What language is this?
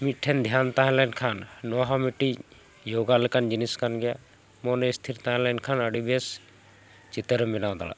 Santali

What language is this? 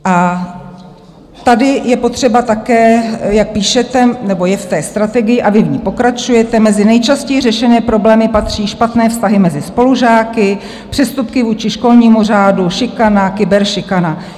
Czech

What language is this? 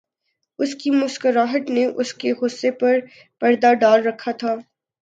Urdu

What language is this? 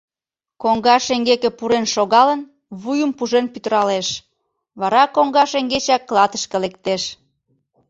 Mari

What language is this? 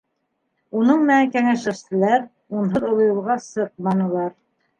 Bashkir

